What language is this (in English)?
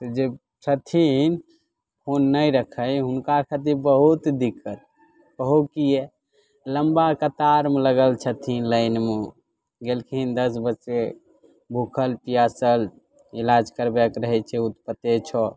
Maithili